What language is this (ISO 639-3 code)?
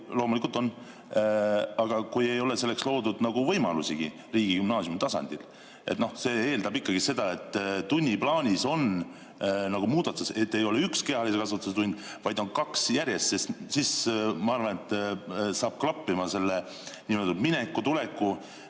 est